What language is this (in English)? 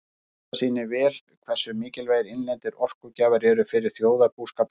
Icelandic